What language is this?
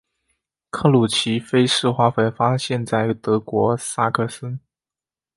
Chinese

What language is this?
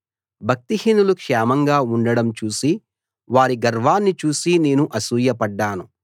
Telugu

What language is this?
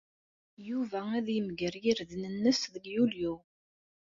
Kabyle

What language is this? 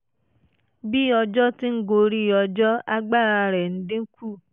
Yoruba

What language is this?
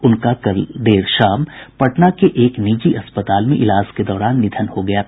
Hindi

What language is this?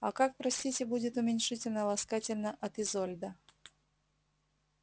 Russian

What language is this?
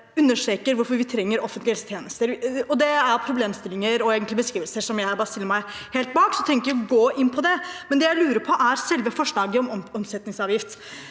Norwegian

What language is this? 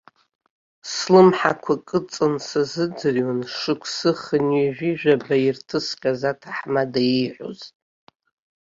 Abkhazian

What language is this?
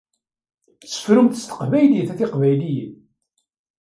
Kabyle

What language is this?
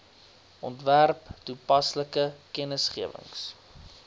Afrikaans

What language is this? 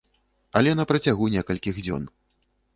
Belarusian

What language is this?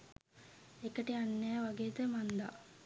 Sinhala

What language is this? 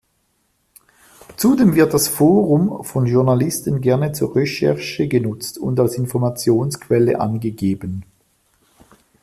German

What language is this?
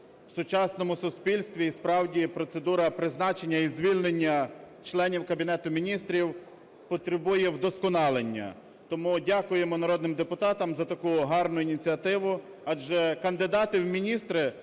Ukrainian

